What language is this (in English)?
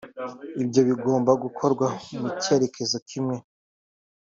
Kinyarwanda